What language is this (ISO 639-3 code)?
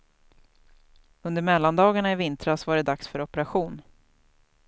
swe